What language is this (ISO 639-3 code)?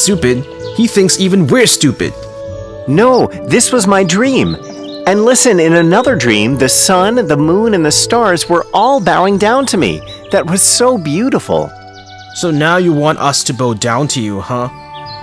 eng